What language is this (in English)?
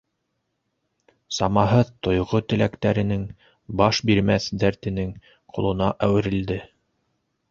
Bashkir